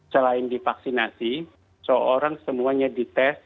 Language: Indonesian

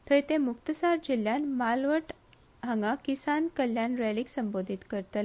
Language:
Konkani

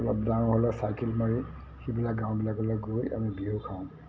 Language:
Assamese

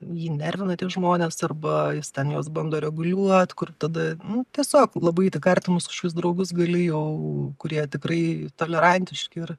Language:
Lithuanian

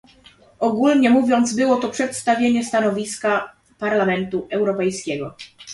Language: Polish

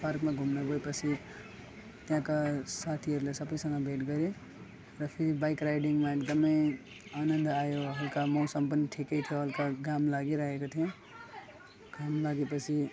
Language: Nepali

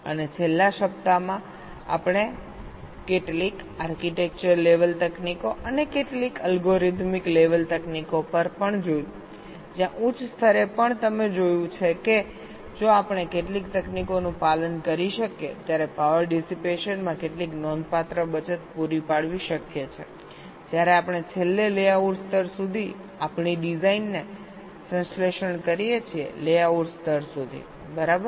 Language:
Gujarati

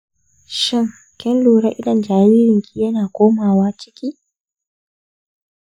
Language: Hausa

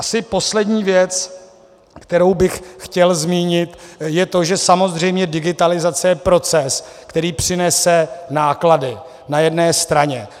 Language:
Czech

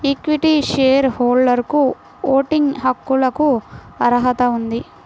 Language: Telugu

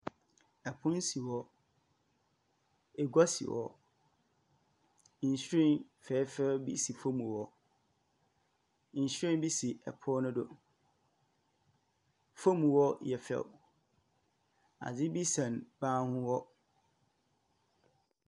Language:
Akan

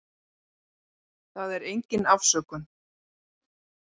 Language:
Icelandic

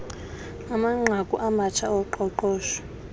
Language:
Xhosa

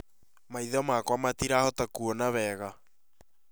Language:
Kikuyu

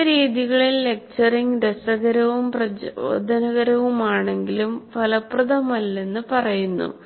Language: Malayalam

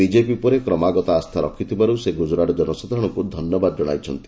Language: Odia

